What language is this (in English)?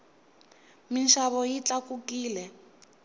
Tsonga